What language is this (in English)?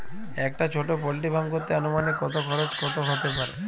Bangla